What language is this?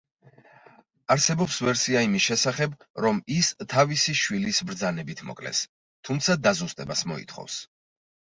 Georgian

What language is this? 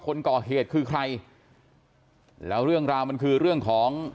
Thai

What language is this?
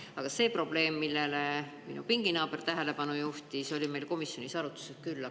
Estonian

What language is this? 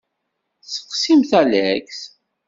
Kabyle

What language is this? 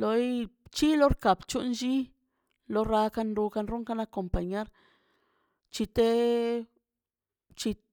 Mazaltepec Zapotec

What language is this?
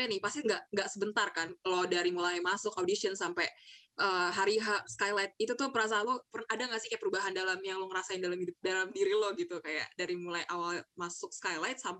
Indonesian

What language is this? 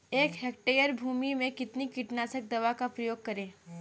Hindi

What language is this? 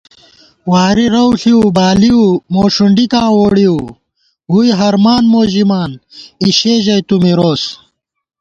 Gawar-Bati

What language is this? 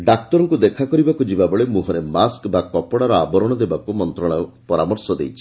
Odia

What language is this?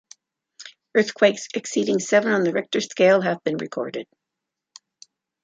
English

